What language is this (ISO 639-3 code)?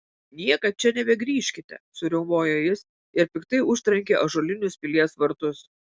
lit